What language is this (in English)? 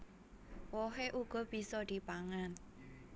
Javanese